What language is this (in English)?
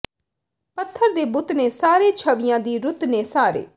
Punjabi